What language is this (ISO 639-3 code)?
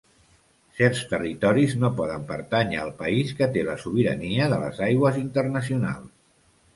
cat